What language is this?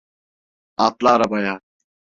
Turkish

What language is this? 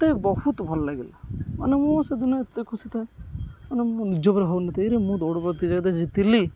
Odia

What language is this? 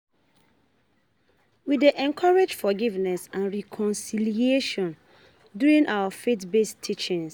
Nigerian Pidgin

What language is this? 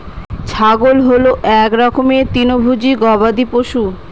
Bangla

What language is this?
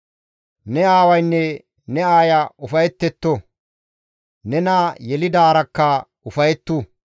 Gamo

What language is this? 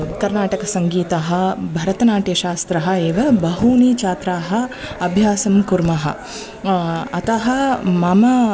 Sanskrit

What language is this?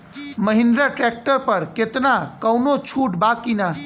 Bhojpuri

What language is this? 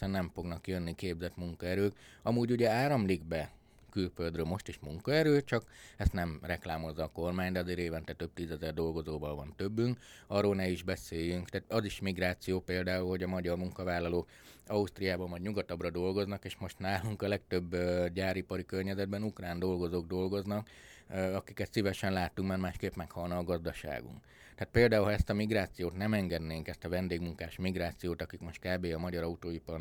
Hungarian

